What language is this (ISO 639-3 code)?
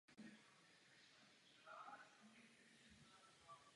ces